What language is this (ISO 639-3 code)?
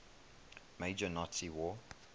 eng